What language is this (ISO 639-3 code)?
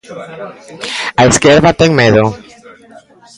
glg